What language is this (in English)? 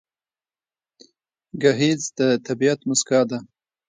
Pashto